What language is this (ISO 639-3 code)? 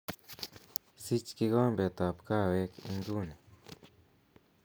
kln